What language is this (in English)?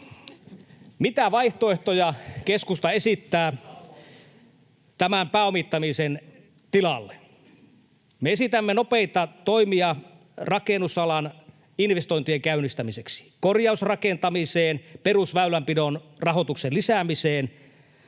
Finnish